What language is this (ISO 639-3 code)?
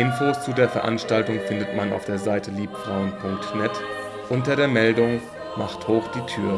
deu